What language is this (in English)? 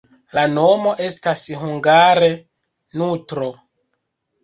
Esperanto